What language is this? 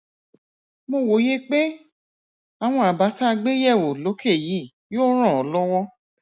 Yoruba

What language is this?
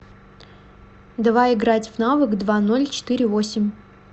Russian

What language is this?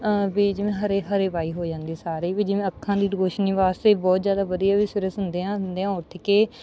Punjabi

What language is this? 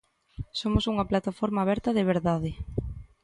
Galician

